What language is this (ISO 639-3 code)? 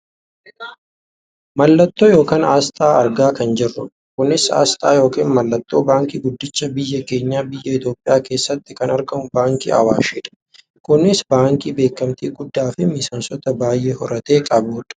orm